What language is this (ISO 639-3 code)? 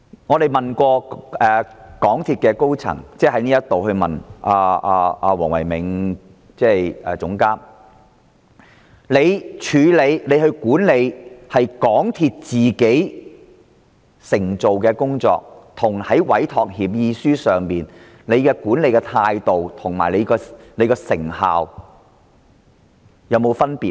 yue